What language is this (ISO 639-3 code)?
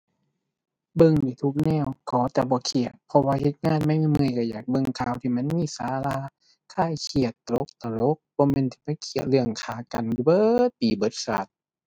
tha